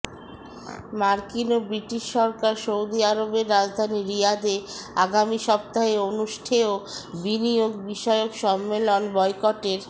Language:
Bangla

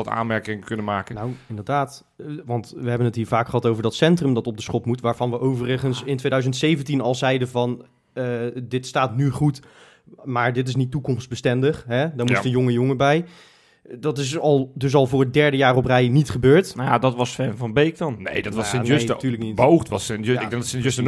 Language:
Dutch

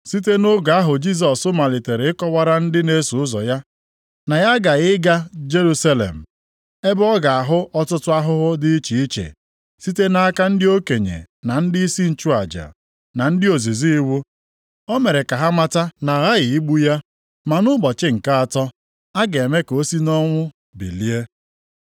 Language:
Igbo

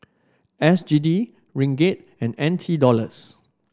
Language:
English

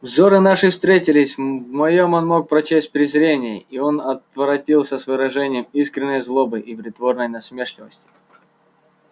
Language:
Russian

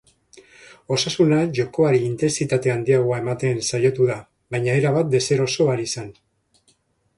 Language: Basque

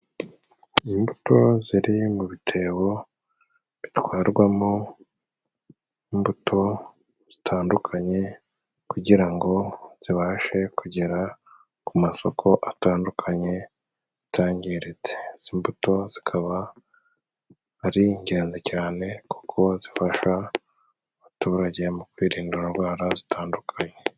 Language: Kinyarwanda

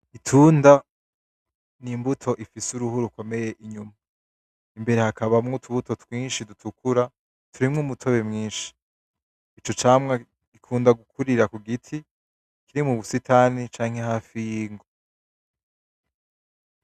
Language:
Rundi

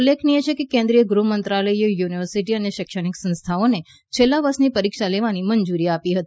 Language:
Gujarati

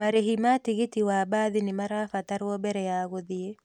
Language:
Kikuyu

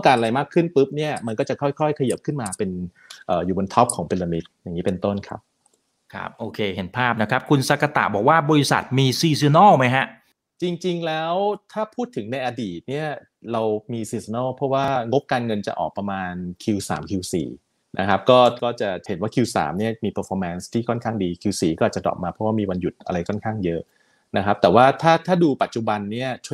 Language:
Thai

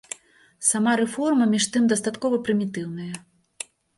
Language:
Belarusian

